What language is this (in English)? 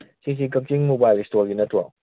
Manipuri